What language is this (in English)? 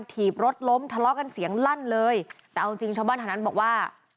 Thai